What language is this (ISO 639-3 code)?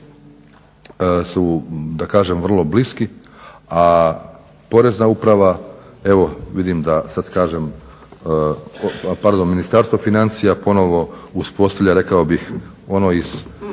hrv